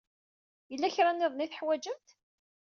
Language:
Kabyle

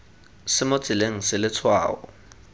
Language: Tswana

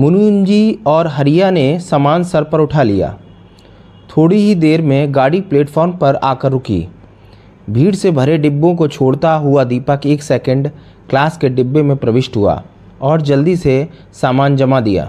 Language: Hindi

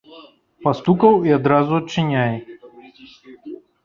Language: Belarusian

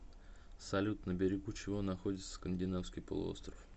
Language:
Russian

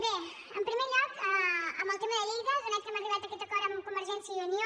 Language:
Catalan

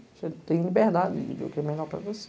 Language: Portuguese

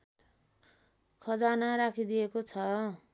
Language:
Nepali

